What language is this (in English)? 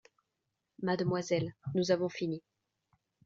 French